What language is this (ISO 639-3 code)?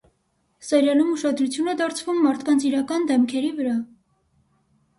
hye